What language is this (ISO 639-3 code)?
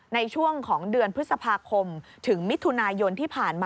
tha